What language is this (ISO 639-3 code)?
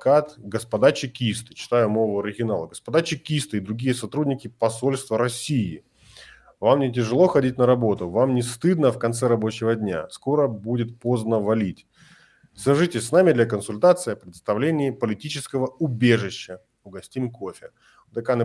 ukr